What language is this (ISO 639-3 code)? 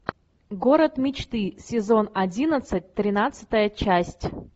rus